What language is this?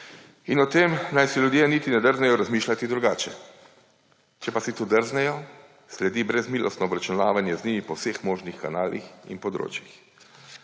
Slovenian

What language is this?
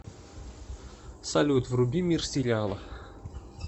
Russian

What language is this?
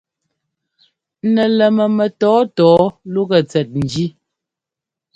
Ngomba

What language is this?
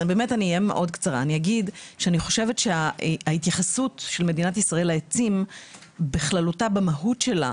Hebrew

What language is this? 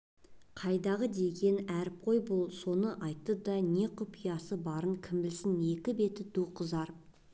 Kazakh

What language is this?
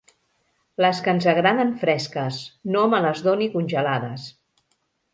Catalan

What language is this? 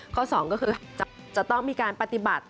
Thai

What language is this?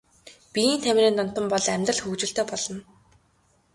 Mongolian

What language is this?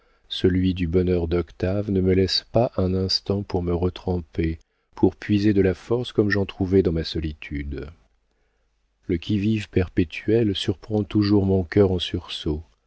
French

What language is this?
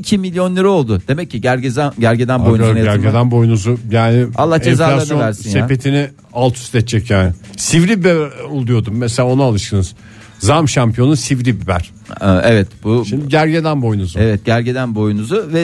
Turkish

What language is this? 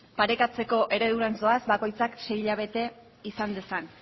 Basque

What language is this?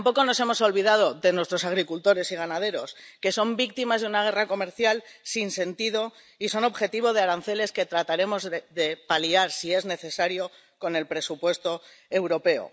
Spanish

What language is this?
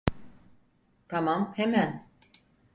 Turkish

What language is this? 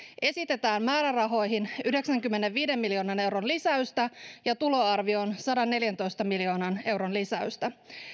Finnish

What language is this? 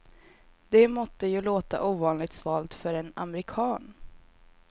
Swedish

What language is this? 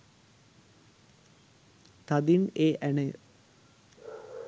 Sinhala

